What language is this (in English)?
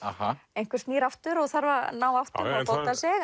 Icelandic